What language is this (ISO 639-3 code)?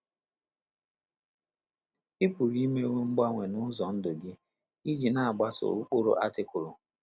ibo